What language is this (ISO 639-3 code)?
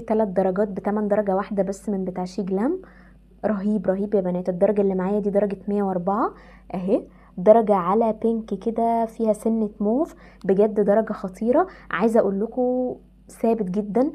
ara